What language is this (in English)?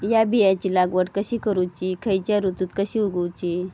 Marathi